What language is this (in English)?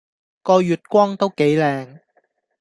Cantonese